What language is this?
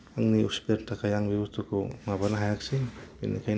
Bodo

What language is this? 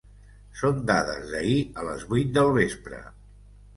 Catalan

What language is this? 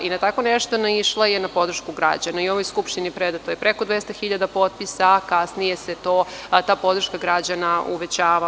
Serbian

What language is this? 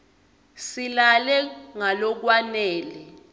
Swati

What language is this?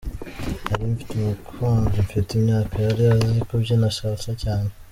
Kinyarwanda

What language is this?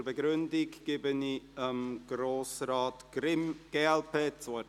Swiss German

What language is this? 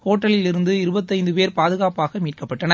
Tamil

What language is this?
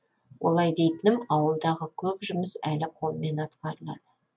Kazakh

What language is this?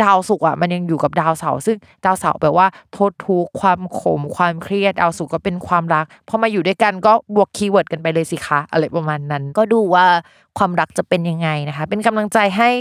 Thai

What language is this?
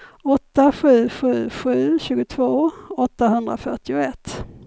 Swedish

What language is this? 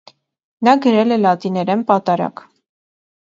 Armenian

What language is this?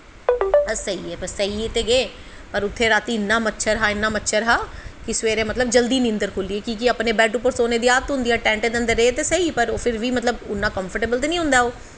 Dogri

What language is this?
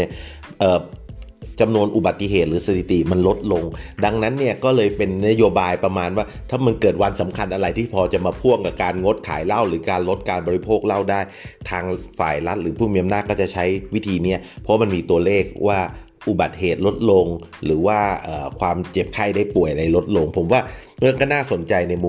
Thai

